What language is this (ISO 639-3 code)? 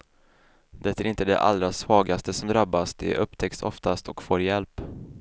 swe